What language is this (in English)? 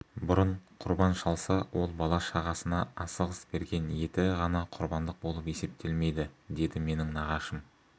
Kazakh